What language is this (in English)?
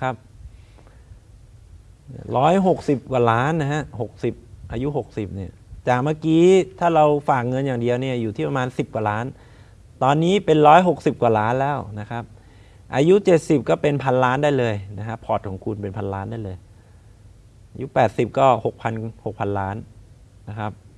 Thai